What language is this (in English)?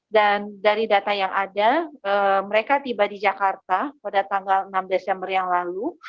Indonesian